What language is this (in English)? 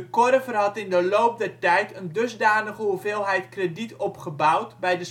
Dutch